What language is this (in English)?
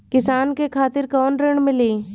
Bhojpuri